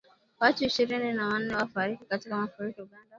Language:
Swahili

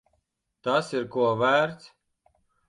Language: Latvian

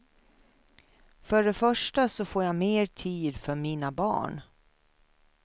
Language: Swedish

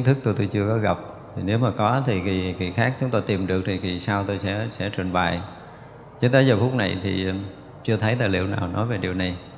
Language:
Vietnamese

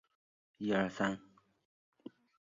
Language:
Chinese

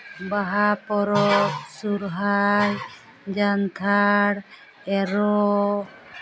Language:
Santali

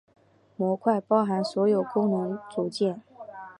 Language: Chinese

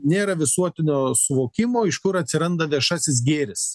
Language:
Lithuanian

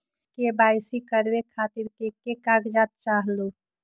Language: Magahi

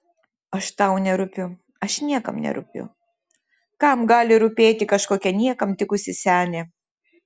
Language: Lithuanian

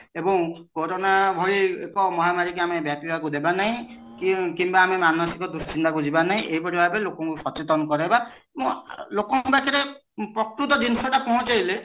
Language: Odia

